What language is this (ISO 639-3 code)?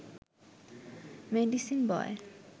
ben